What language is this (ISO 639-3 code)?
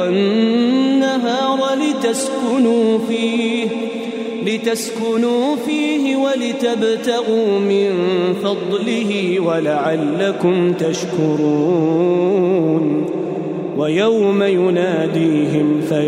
ara